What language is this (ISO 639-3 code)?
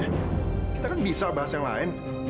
ind